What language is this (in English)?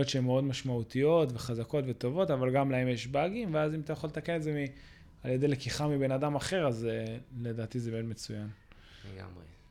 Hebrew